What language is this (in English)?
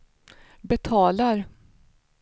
Swedish